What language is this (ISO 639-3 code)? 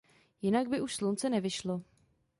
ces